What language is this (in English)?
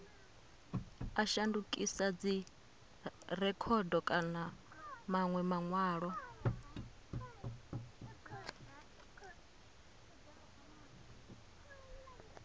Venda